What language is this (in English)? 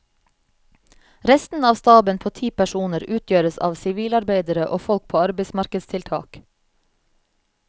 Norwegian